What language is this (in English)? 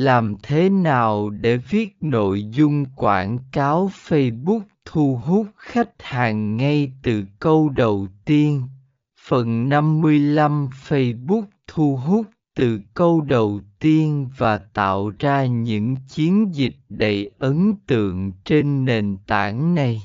Vietnamese